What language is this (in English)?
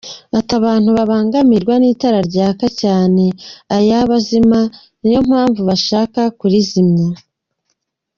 Kinyarwanda